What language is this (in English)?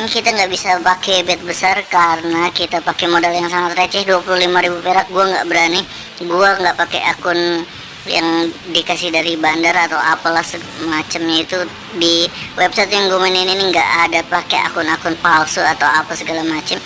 Indonesian